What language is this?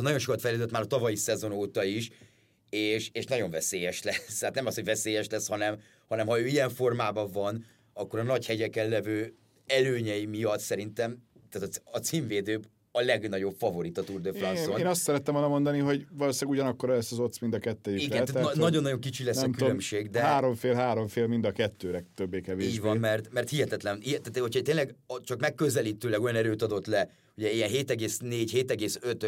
Hungarian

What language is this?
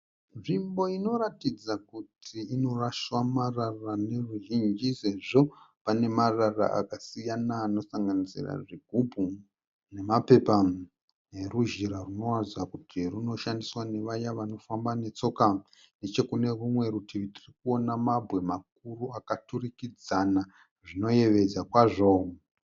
Shona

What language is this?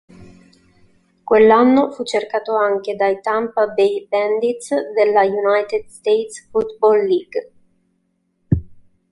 Italian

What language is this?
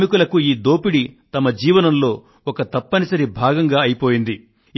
Telugu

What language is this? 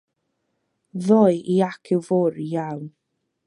Welsh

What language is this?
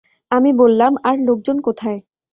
Bangla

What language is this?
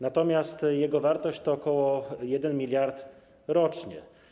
Polish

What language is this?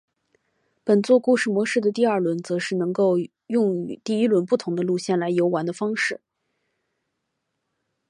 Chinese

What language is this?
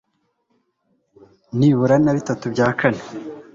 Kinyarwanda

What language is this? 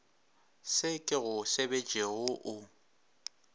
Northern Sotho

